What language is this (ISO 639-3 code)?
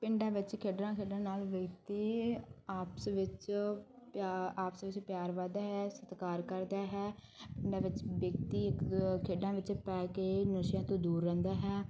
pan